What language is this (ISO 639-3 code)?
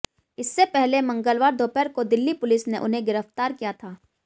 hin